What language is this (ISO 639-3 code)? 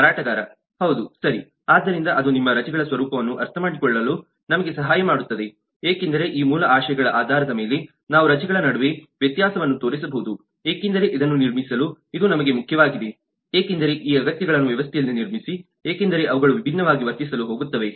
kan